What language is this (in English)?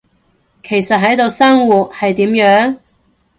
Cantonese